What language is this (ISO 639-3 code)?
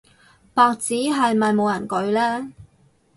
yue